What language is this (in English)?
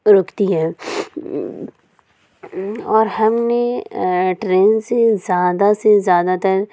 Urdu